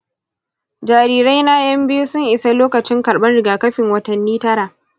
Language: Hausa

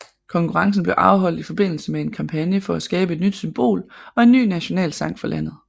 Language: Danish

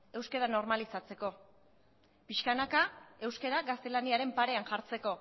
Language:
Basque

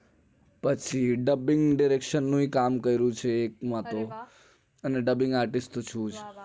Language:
Gujarati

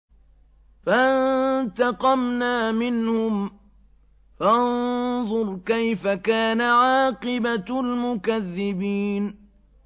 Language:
Arabic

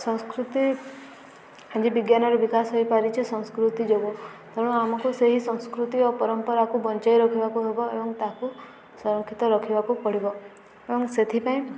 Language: Odia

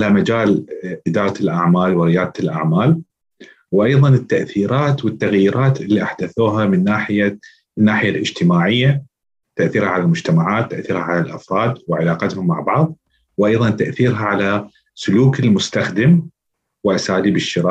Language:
Arabic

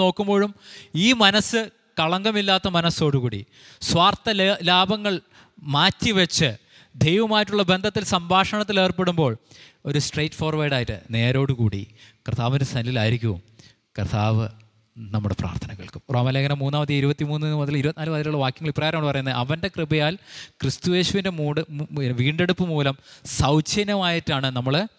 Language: Malayalam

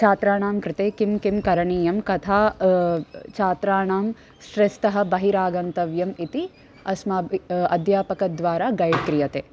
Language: Sanskrit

